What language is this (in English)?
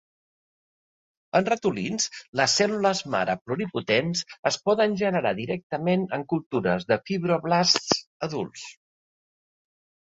Catalan